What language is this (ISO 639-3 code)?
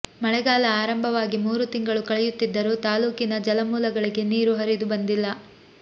kan